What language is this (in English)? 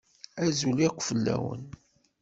Kabyle